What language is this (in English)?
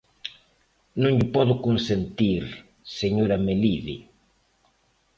Galician